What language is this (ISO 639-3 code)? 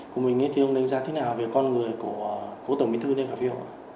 vie